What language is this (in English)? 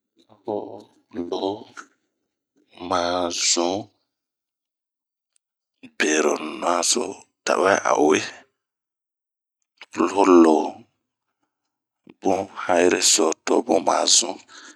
Bomu